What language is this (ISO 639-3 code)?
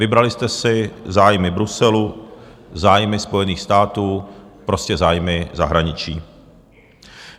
ces